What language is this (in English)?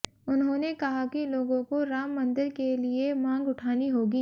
Hindi